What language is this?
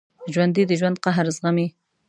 Pashto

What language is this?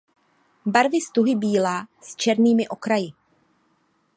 Czech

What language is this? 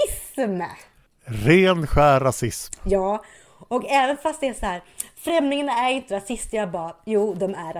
Swedish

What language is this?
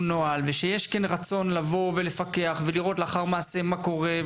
Hebrew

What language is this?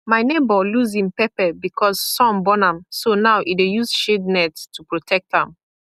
Nigerian Pidgin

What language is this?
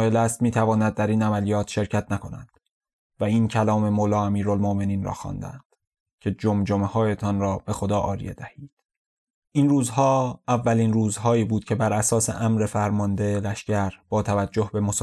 Persian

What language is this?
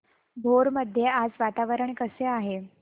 Marathi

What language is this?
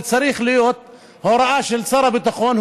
Hebrew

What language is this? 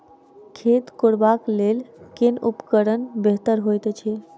Maithili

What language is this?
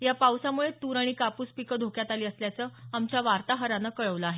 Marathi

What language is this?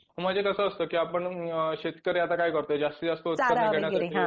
Marathi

